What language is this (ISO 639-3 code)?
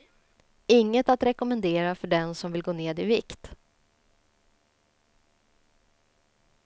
swe